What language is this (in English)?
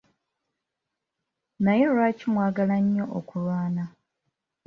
Ganda